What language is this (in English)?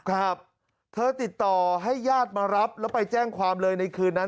Thai